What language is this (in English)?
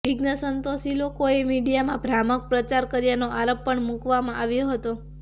Gujarati